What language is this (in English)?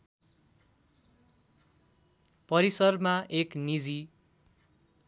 Nepali